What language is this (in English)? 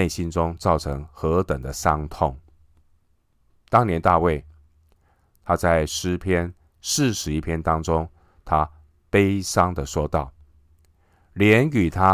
Chinese